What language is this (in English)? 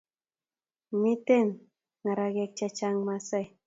Kalenjin